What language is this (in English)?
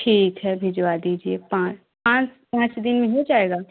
Hindi